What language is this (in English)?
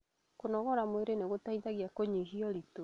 Kikuyu